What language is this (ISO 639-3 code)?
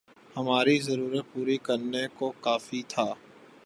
urd